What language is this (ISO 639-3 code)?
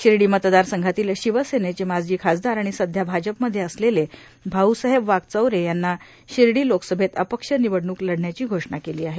mar